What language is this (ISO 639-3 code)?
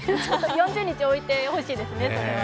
jpn